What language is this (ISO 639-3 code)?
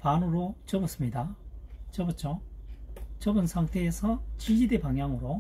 kor